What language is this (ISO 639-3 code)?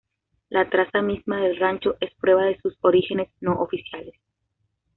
spa